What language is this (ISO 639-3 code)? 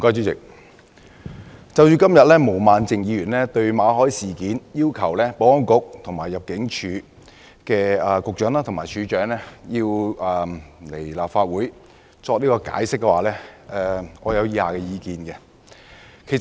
yue